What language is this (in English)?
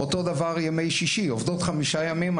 Hebrew